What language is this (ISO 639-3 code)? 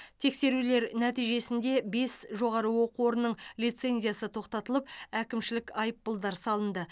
kaz